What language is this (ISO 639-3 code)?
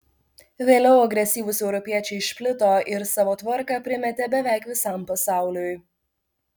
lit